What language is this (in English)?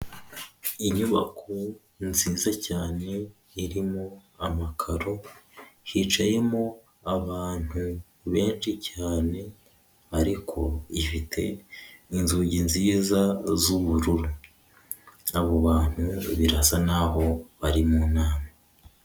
Kinyarwanda